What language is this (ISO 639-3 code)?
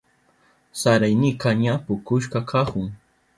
qup